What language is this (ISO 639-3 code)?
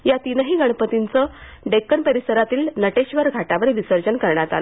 mar